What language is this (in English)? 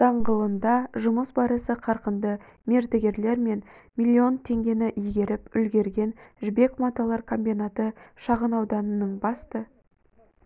Kazakh